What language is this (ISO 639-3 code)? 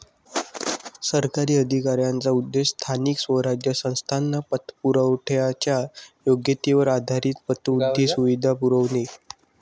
mar